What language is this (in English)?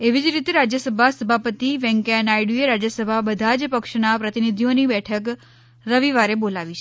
Gujarati